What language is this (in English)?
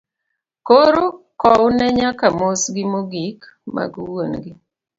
Luo (Kenya and Tanzania)